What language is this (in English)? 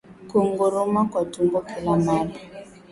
Swahili